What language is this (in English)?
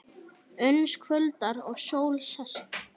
Icelandic